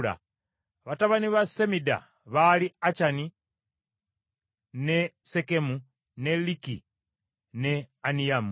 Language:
Ganda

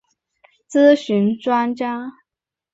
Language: Chinese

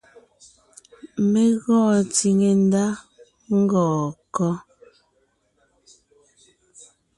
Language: Ngiemboon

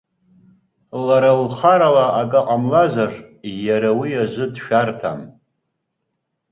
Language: Abkhazian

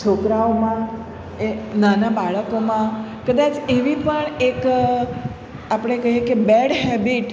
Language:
Gujarati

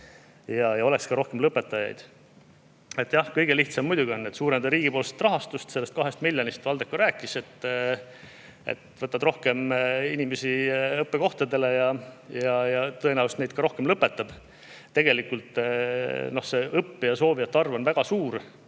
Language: Estonian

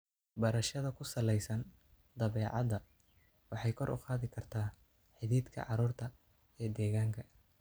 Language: Somali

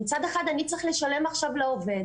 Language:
Hebrew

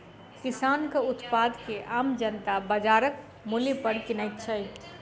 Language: Maithili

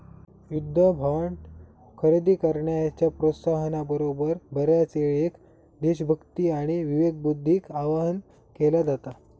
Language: Marathi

